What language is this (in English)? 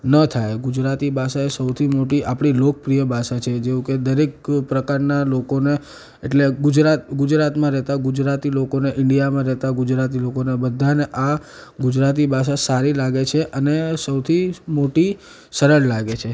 Gujarati